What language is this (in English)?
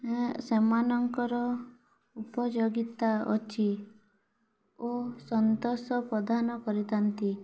Odia